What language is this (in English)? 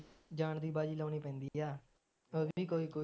Punjabi